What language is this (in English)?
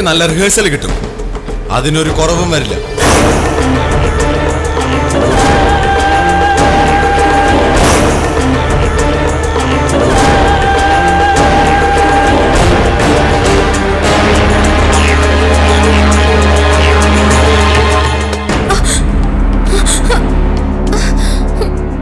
Malayalam